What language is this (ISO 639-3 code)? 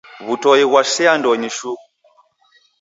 dav